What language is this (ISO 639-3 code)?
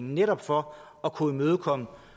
dan